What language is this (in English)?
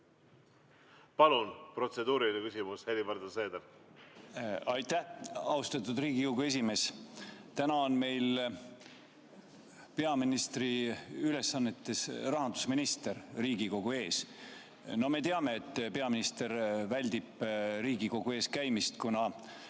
Estonian